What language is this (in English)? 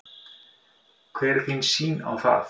Icelandic